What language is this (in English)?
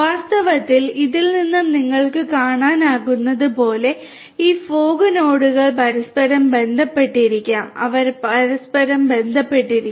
Malayalam